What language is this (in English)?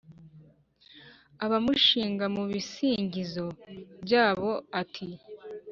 Kinyarwanda